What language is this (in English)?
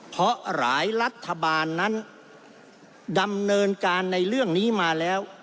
Thai